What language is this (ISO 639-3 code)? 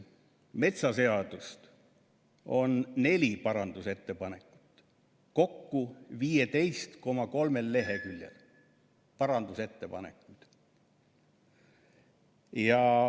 est